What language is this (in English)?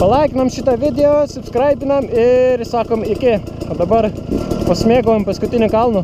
Lithuanian